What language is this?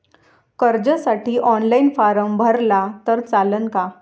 Marathi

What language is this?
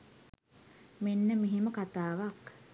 Sinhala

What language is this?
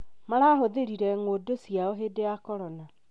Kikuyu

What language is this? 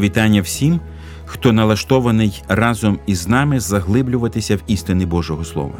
Ukrainian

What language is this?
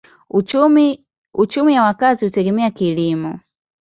Swahili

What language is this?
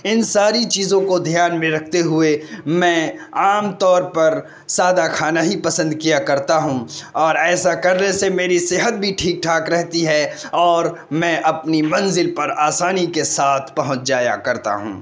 Urdu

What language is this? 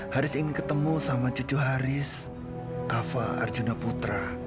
Indonesian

